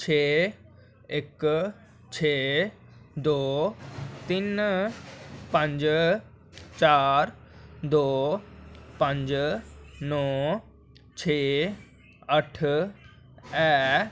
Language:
Dogri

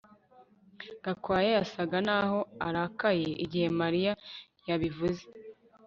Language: Kinyarwanda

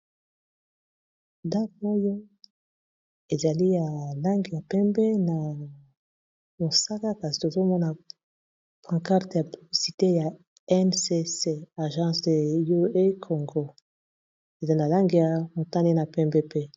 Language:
Lingala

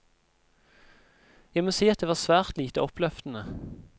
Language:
Norwegian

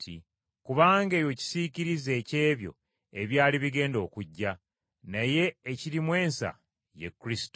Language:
Ganda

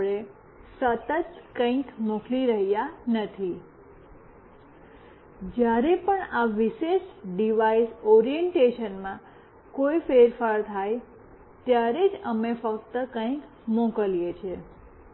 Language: Gujarati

